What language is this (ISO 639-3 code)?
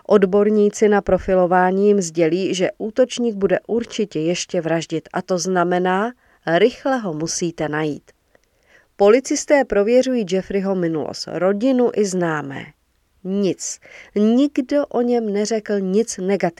ces